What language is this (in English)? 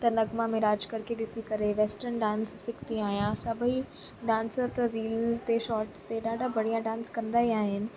Sindhi